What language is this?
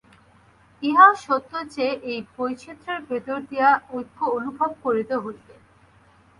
Bangla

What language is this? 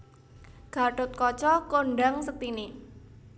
Javanese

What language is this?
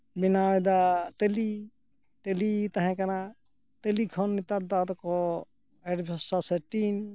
Santali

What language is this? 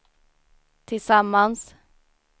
Swedish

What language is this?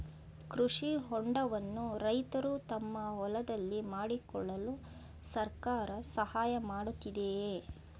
Kannada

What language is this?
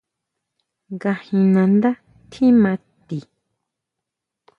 Huautla Mazatec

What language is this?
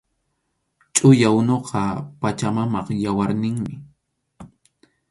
Arequipa-La Unión Quechua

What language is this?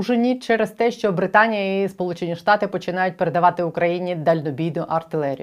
Ukrainian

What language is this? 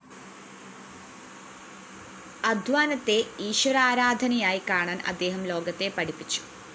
Malayalam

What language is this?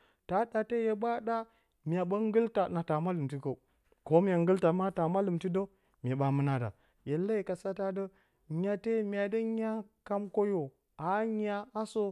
Bacama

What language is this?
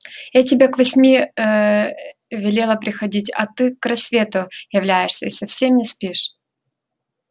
Russian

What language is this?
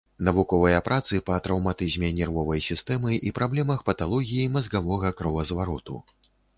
Belarusian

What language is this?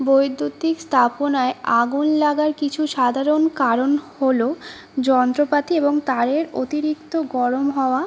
Bangla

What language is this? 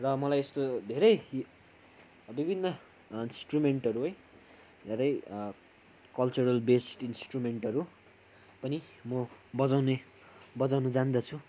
Nepali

